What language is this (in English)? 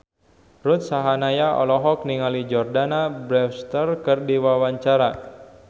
Sundanese